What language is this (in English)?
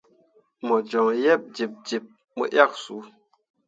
Mundang